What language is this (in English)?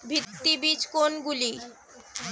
Bangla